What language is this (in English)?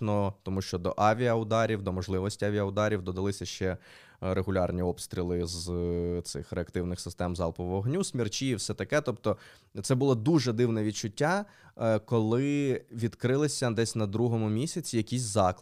Ukrainian